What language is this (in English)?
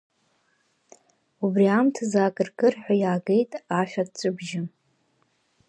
Abkhazian